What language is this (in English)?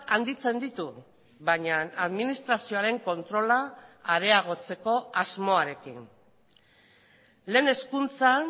Basque